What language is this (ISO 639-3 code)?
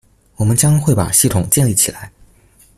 zho